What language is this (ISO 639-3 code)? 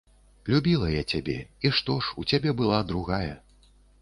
bel